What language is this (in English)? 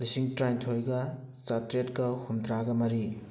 Manipuri